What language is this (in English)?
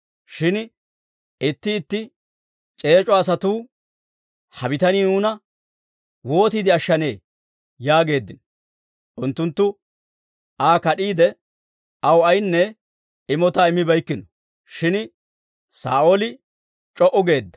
Dawro